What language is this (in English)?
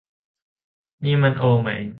Thai